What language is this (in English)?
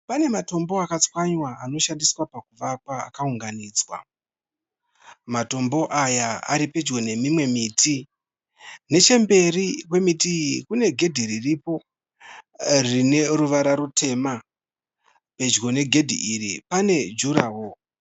Shona